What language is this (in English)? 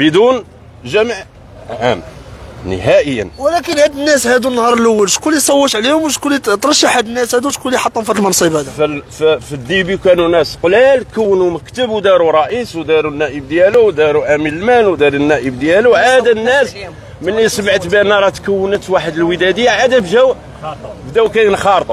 Arabic